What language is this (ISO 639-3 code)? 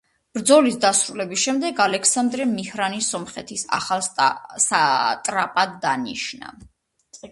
kat